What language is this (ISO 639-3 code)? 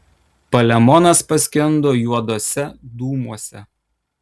lit